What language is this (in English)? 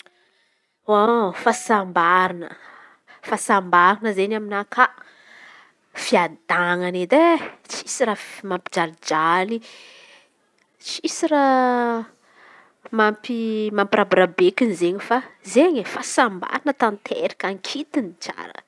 Antankarana Malagasy